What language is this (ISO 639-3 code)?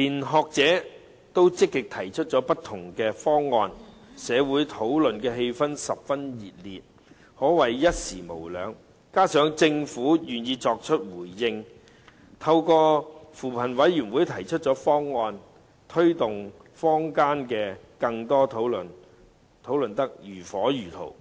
yue